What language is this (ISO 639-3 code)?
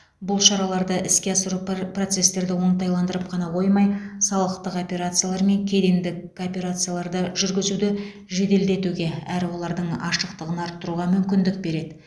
kaz